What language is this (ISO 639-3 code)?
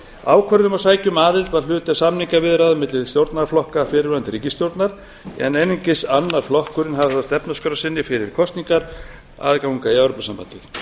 isl